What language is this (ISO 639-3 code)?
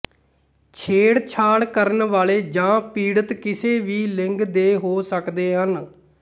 pan